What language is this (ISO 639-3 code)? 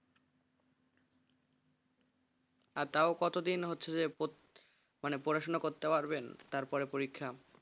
ben